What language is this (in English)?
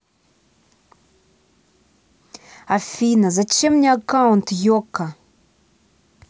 Russian